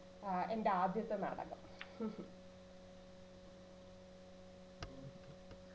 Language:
Malayalam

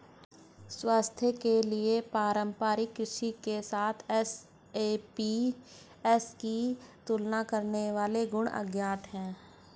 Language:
Hindi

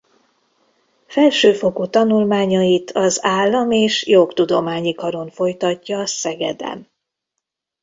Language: Hungarian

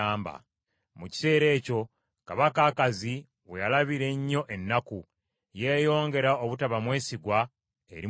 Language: Ganda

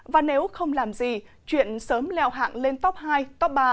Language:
Vietnamese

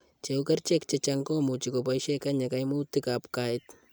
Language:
Kalenjin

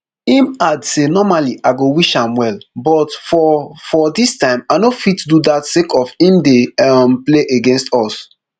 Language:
Nigerian Pidgin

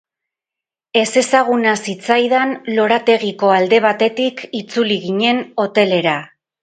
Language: Basque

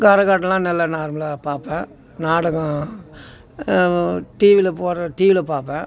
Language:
Tamil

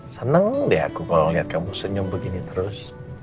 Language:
Indonesian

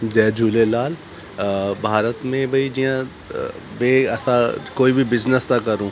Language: Sindhi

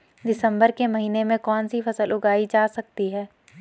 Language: Hindi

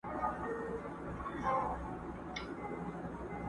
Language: Pashto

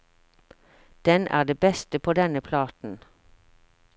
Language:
Norwegian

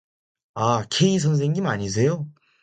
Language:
Korean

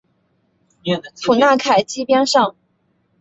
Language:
Chinese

